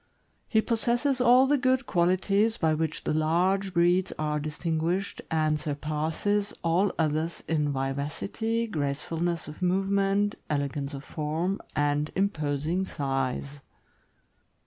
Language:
English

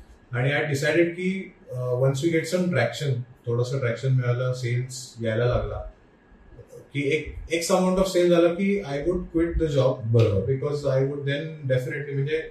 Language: Marathi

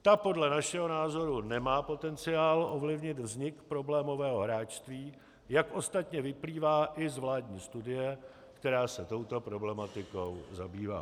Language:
Czech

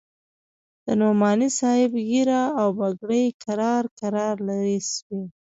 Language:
Pashto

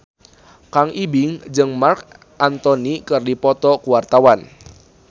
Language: Sundanese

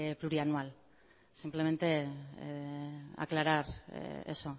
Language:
Spanish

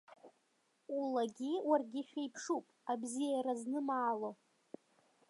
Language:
Abkhazian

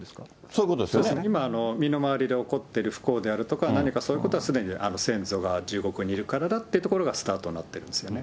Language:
Japanese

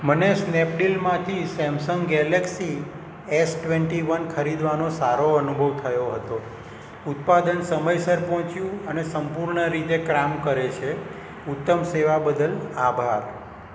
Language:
Gujarati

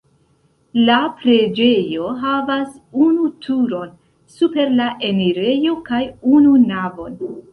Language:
Esperanto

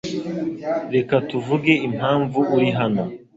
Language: Kinyarwanda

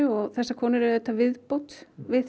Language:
Icelandic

